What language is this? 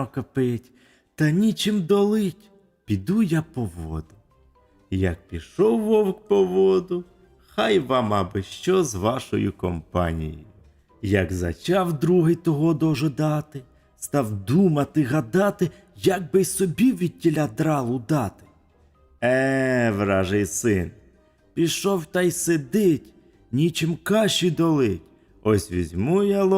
Ukrainian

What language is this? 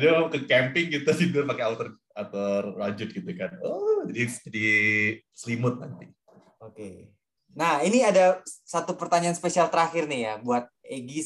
Indonesian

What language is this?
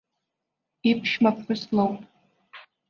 Abkhazian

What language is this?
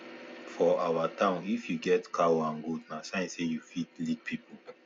Nigerian Pidgin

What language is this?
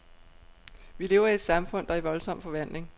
Danish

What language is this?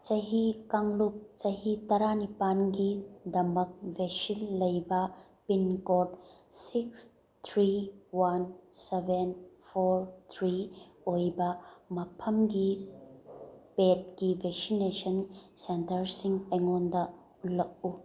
Manipuri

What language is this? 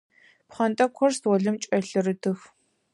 Adyghe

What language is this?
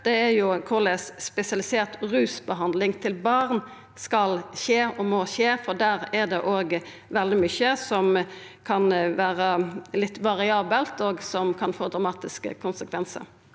Norwegian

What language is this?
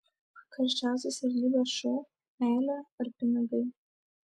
Lithuanian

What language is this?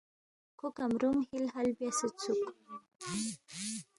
Balti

